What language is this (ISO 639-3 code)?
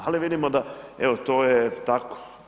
hrv